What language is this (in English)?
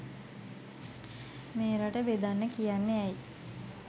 Sinhala